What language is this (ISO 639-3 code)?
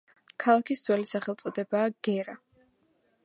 kat